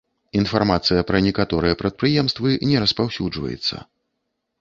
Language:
Belarusian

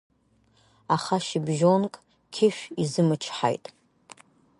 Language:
Abkhazian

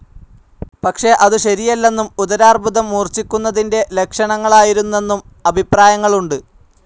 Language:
Malayalam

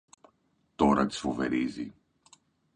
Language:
Greek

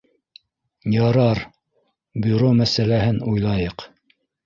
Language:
Bashkir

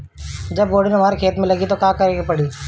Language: Bhojpuri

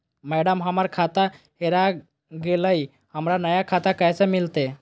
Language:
Magahi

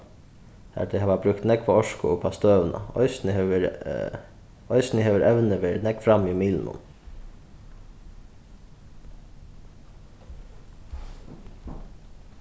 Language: Faroese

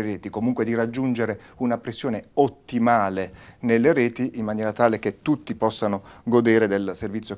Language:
Italian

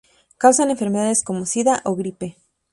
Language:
Spanish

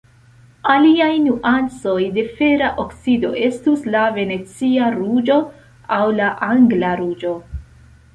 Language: Esperanto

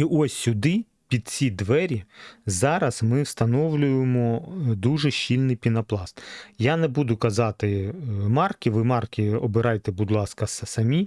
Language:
Ukrainian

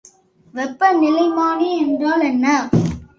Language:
Tamil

